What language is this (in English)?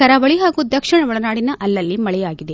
Kannada